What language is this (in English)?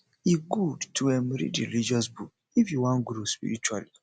Nigerian Pidgin